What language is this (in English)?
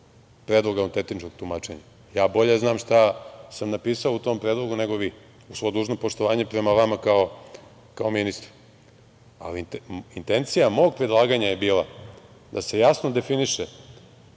Serbian